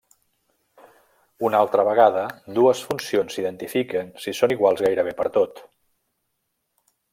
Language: Catalan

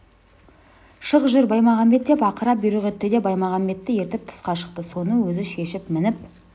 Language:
Kazakh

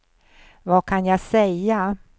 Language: Swedish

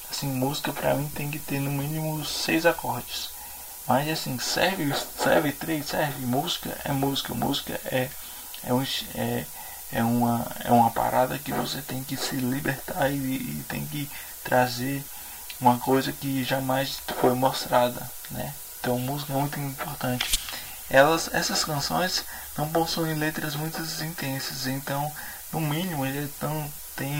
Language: Portuguese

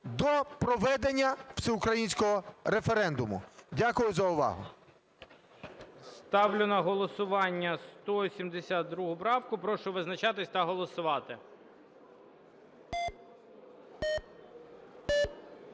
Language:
Ukrainian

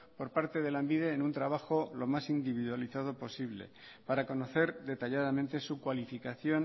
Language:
Spanish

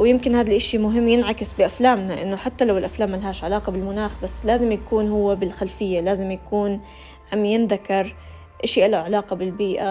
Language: Arabic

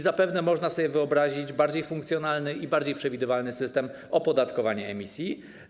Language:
Polish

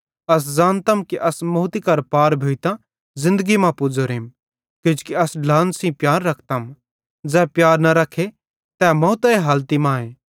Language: Bhadrawahi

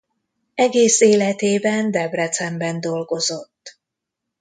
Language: Hungarian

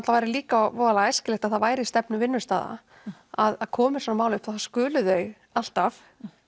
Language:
Icelandic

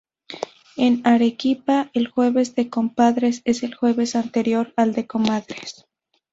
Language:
Spanish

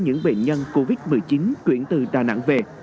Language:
Vietnamese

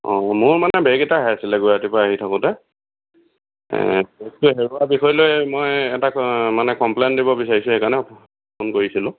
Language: Assamese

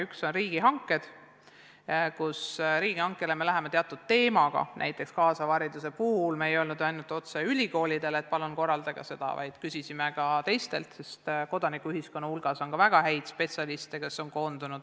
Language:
Estonian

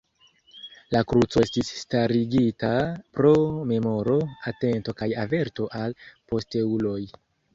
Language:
Esperanto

